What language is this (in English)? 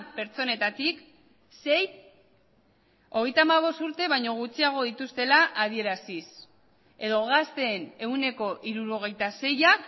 Basque